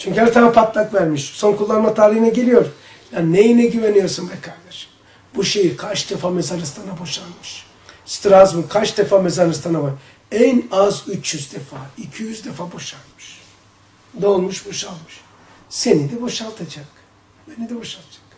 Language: Turkish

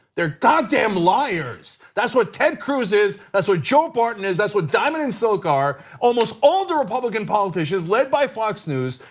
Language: English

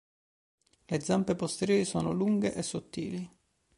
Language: Italian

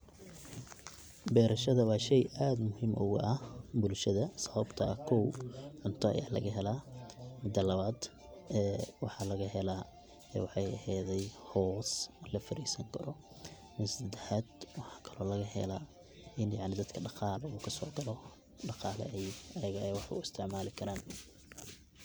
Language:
Somali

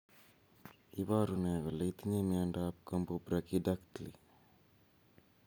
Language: Kalenjin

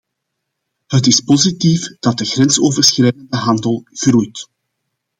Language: Dutch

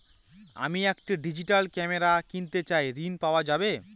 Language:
Bangla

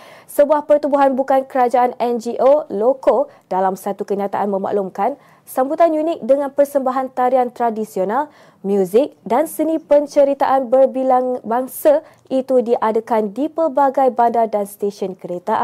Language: Malay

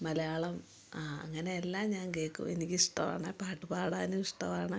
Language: Malayalam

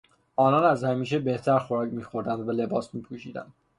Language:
Persian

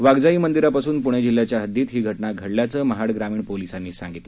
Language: Marathi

